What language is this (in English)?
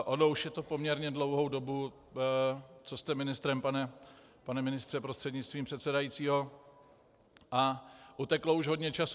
Czech